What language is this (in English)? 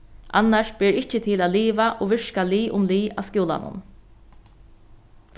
Faroese